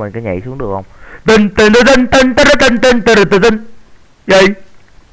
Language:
Vietnamese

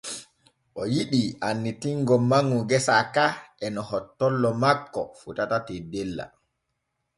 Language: Borgu Fulfulde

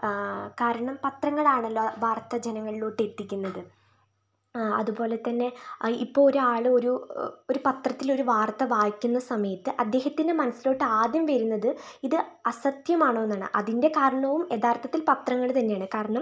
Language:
Malayalam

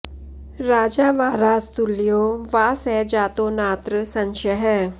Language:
Sanskrit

